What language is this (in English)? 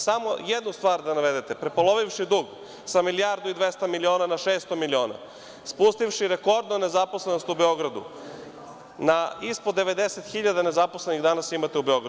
Serbian